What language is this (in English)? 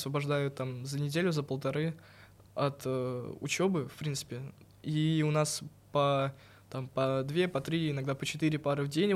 Russian